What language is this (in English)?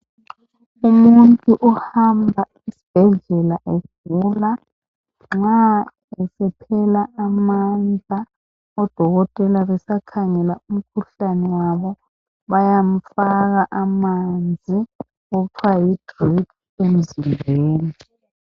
North Ndebele